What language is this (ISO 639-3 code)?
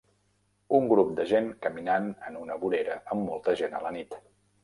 cat